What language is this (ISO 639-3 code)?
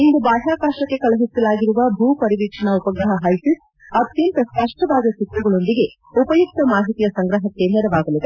kan